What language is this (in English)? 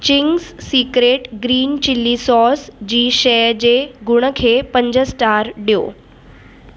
Sindhi